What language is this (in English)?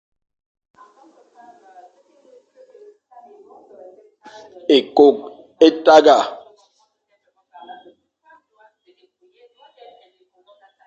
Fang